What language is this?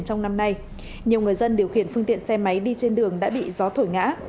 Vietnamese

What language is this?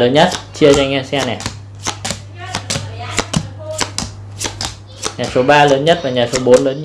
Vietnamese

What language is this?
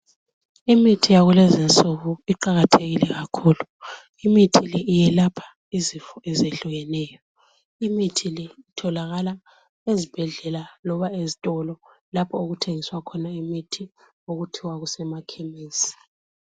North Ndebele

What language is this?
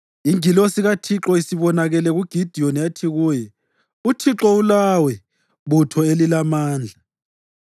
North Ndebele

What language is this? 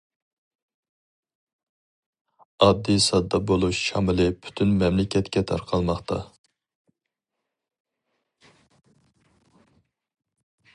Uyghur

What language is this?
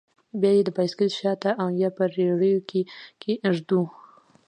Pashto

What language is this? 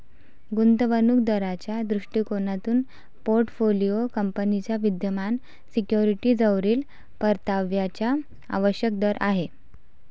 Marathi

